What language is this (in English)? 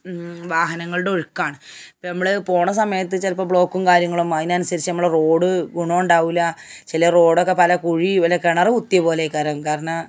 Malayalam